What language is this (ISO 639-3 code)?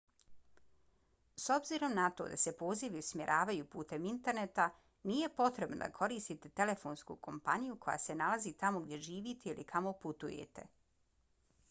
bos